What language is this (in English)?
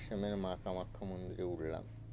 Bangla